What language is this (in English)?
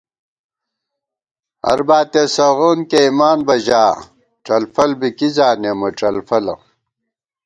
Gawar-Bati